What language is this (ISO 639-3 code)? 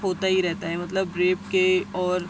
urd